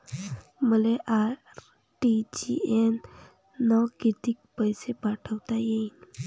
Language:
Marathi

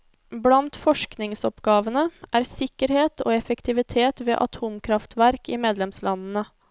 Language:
Norwegian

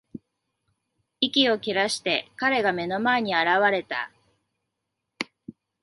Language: Japanese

